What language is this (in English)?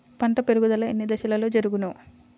Telugu